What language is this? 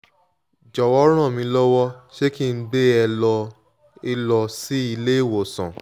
Yoruba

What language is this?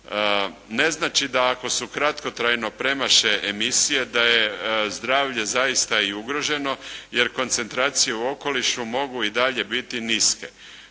Croatian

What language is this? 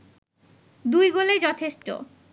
Bangla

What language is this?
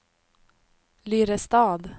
Swedish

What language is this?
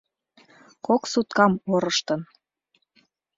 Mari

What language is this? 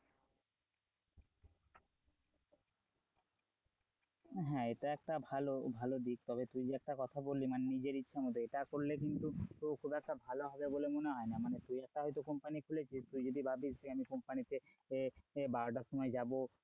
Bangla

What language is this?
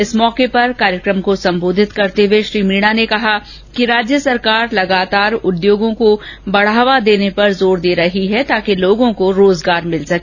Hindi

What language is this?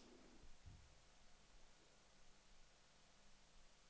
Danish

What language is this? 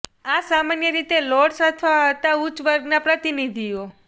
Gujarati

